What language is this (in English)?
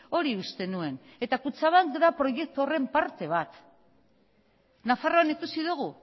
Basque